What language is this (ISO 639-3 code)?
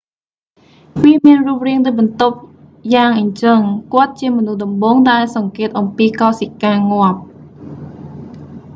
khm